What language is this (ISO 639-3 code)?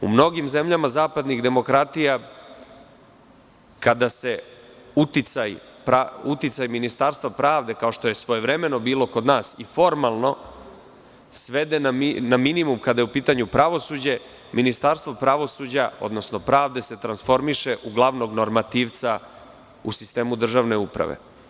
srp